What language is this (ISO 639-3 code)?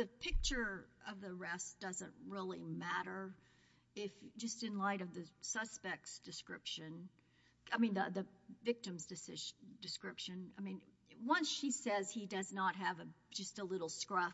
eng